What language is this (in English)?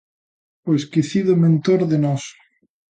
Galician